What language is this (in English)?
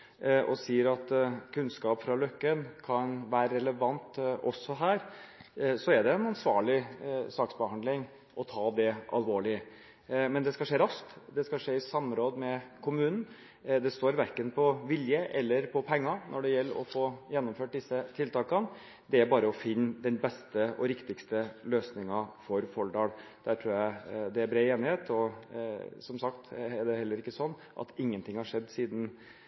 Norwegian Bokmål